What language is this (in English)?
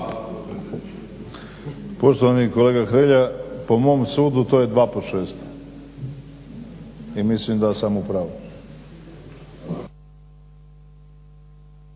Croatian